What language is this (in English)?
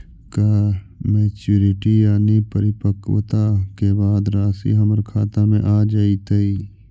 Magahi